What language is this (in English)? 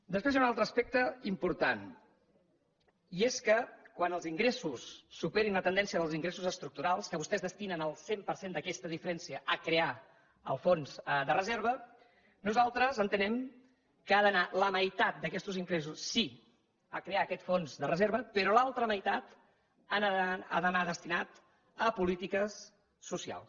Catalan